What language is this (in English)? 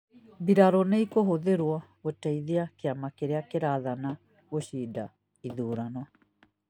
Kikuyu